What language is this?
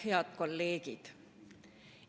Estonian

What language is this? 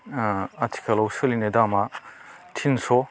Bodo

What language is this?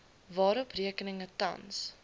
Afrikaans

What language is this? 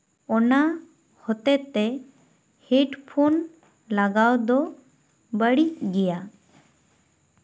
Santali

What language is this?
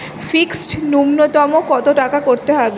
Bangla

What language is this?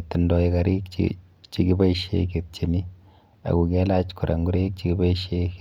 Kalenjin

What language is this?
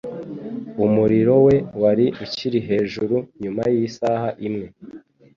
Kinyarwanda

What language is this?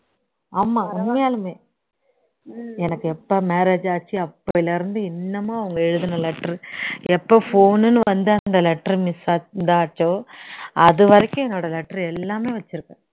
Tamil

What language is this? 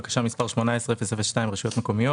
Hebrew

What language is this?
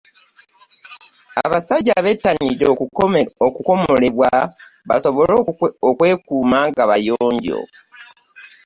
Ganda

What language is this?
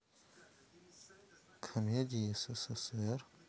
Russian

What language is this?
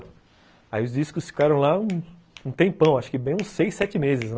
Portuguese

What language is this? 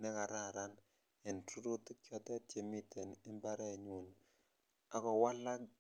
Kalenjin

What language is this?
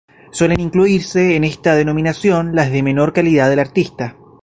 Spanish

